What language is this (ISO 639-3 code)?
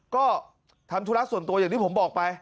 tha